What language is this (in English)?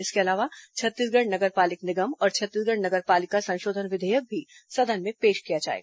Hindi